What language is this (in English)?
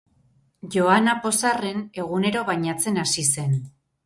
Basque